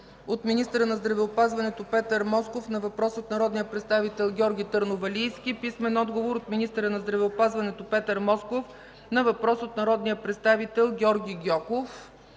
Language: Bulgarian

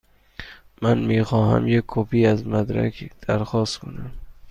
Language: Persian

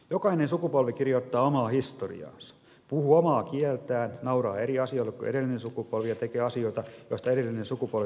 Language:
Finnish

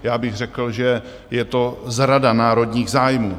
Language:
Czech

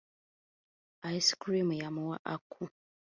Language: Ganda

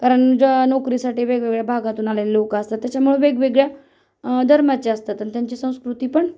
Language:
Marathi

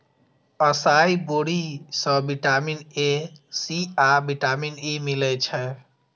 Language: Maithili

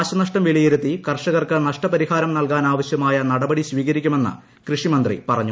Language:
Malayalam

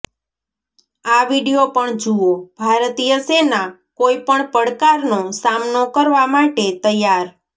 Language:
Gujarati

